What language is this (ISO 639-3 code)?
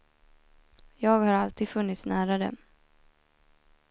swe